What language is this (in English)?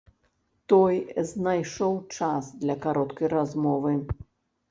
Belarusian